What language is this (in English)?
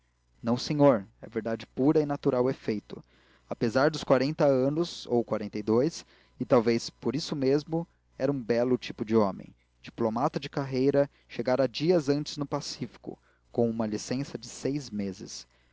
Portuguese